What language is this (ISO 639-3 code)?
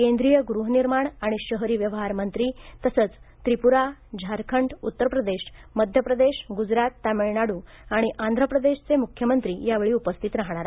mar